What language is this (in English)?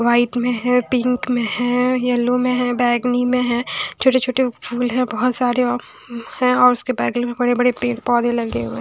Hindi